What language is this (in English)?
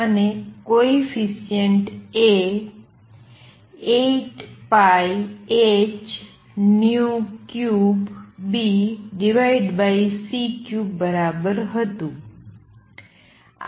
Gujarati